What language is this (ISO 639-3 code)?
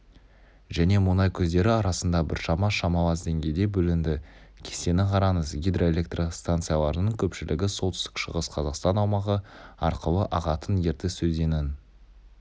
kaz